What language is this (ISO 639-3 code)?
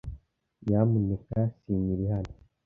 kin